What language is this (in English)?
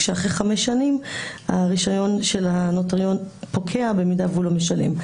Hebrew